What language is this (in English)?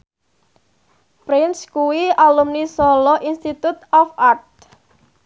Javanese